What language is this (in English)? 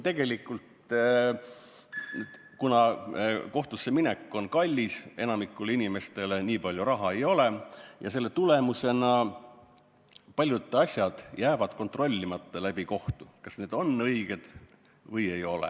Estonian